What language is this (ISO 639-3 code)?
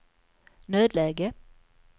swe